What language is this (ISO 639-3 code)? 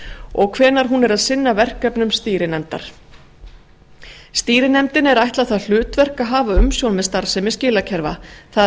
isl